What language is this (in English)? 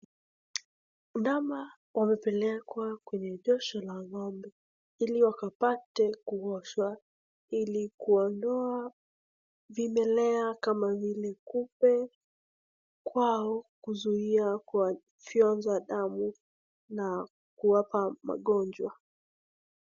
Swahili